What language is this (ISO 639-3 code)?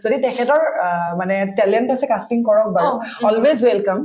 asm